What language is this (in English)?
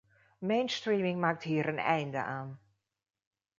Dutch